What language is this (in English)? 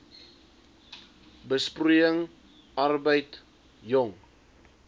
Afrikaans